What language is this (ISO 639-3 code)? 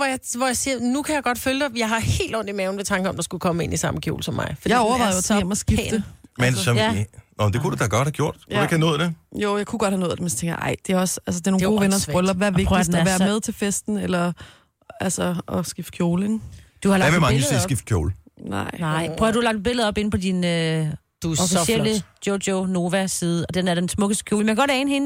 dan